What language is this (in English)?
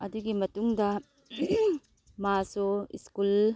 Manipuri